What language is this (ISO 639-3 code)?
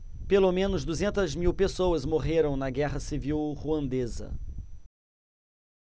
por